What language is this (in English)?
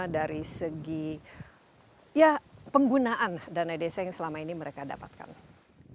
Indonesian